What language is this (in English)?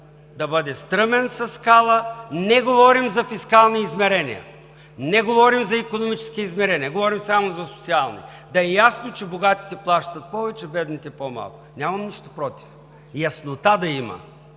Bulgarian